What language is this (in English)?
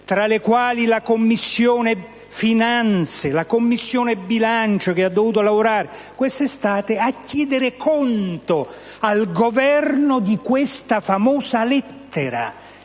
Italian